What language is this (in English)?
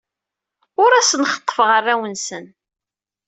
Kabyle